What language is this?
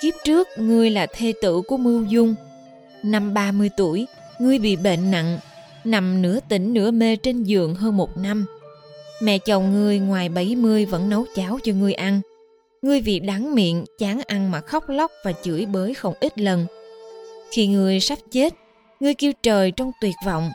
Vietnamese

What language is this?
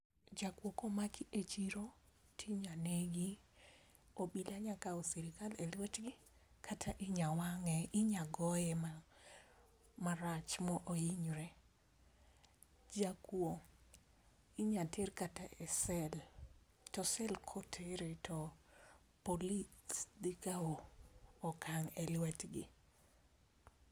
Luo (Kenya and Tanzania)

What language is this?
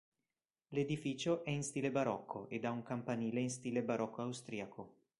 Italian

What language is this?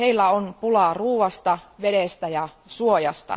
Finnish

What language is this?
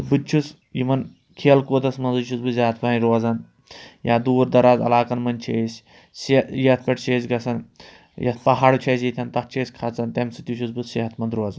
Kashmiri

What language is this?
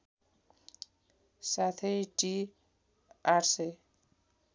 Nepali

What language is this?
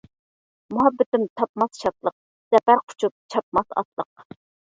Uyghur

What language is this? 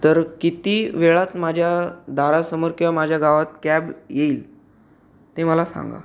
Marathi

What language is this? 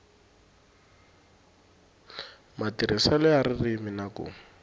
Tsonga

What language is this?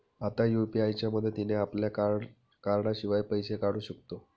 Marathi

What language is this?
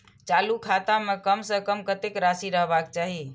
Maithili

